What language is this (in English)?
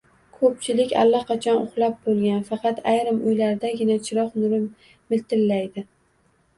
Uzbek